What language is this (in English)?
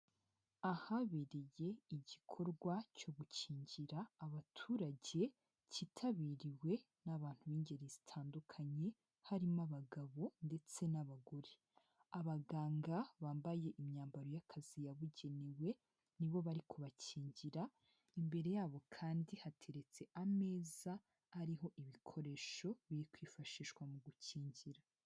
Kinyarwanda